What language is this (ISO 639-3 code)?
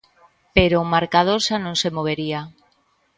glg